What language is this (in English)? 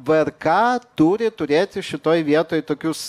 Lithuanian